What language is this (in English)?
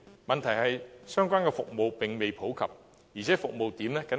Cantonese